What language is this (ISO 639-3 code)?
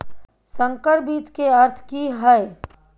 mai